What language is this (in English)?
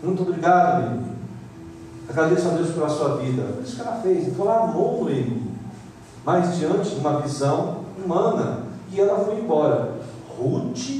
Portuguese